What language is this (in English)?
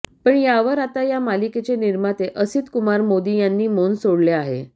Marathi